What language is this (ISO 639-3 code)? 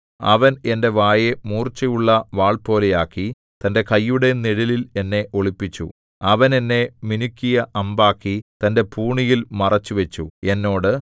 mal